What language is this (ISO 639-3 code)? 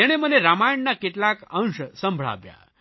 guj